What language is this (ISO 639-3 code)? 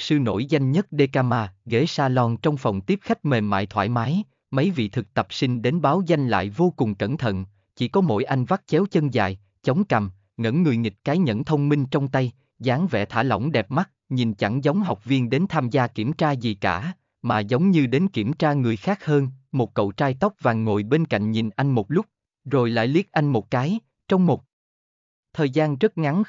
vie